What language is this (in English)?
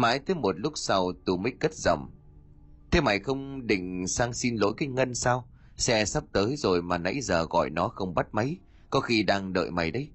Vietnamese